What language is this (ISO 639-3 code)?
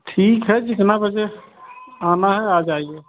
hin